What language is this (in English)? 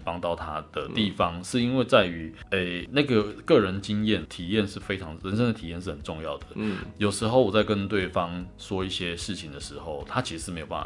Chinese